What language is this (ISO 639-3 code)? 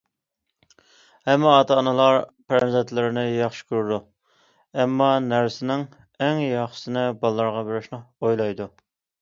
uig